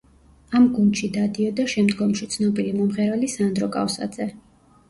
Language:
Georgian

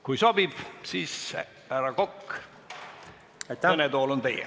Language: Estonian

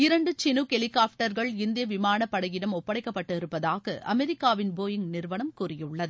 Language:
Tamil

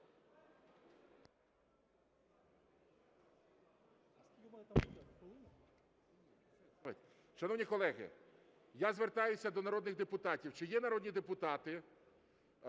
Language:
Ukrainian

